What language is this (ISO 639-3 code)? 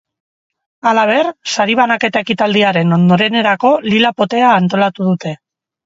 eus